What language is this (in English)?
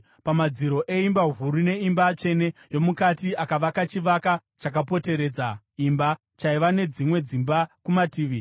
Shona